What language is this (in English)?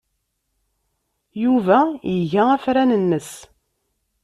Kabyle